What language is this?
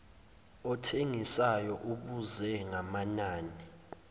Zulu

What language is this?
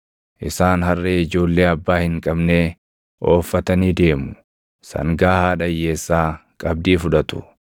Oromo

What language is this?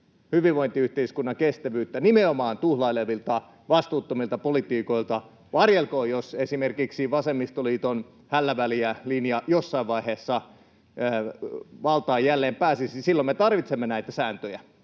Finnish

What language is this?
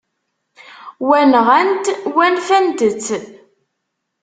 Kabyle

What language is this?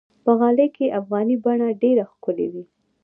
Pashto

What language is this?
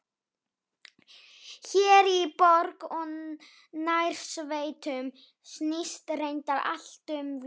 Icelandic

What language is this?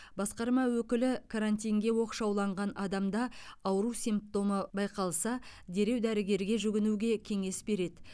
Kazakh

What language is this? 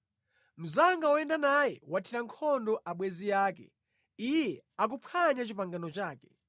Nyanja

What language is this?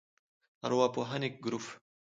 Pashto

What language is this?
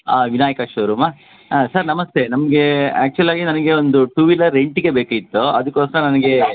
Kannada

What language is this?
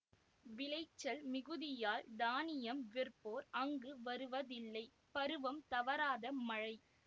Tamil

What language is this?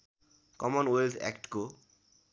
Nepali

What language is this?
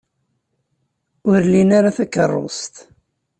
Kabyle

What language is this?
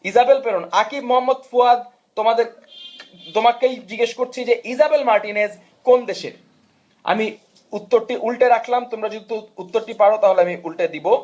Bangla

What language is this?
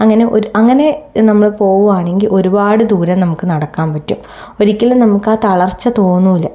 Malayalam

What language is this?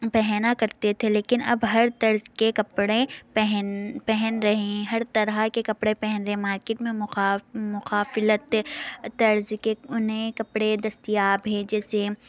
Urdu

